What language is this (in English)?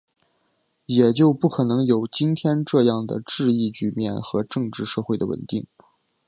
Chinese